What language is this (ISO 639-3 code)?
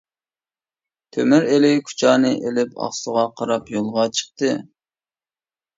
uig